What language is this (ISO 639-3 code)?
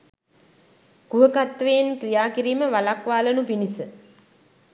sin